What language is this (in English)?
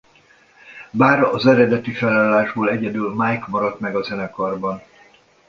Hungarian